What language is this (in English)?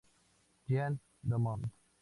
Spanish